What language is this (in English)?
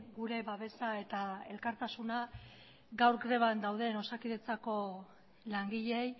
Basque